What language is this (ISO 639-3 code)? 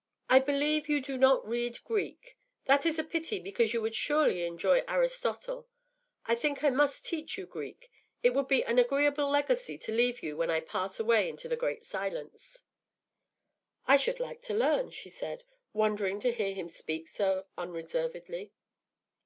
eng